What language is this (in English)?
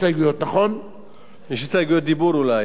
Hebrew